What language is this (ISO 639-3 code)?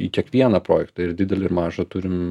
lit